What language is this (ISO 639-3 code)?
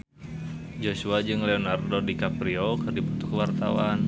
sun